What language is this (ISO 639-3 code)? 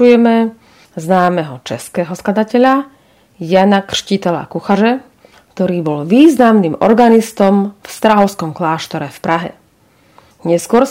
slk